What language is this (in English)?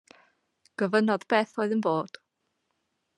Welsh